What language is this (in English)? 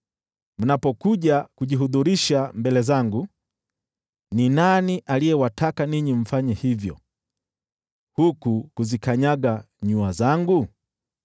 Swahili